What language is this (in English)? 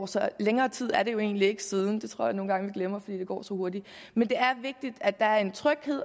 Danish